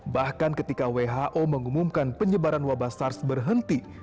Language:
Indonesian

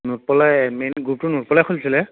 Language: Assamese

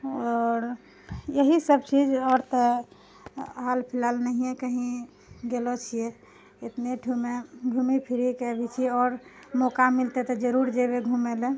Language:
Maithili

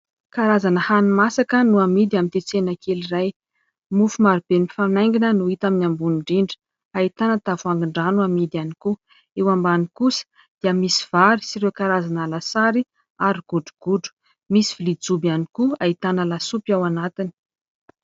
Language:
Malagasy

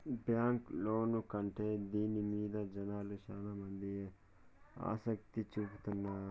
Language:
Telugu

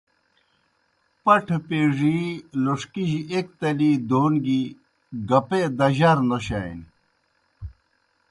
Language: Kohistani Shina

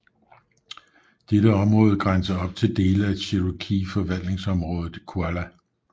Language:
Danish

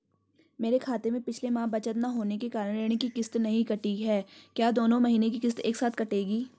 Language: Hindi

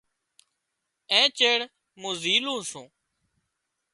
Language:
Wadiyara Koli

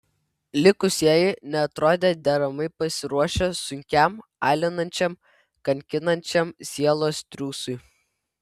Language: Lithuanian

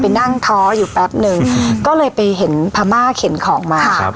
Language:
Thai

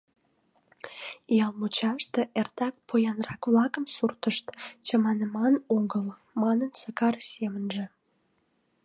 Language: Mari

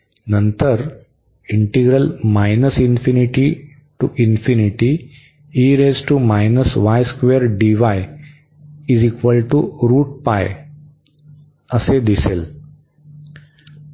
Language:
Marathi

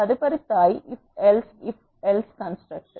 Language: Telugu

